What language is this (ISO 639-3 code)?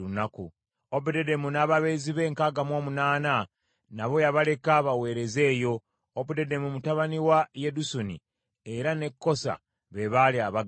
lug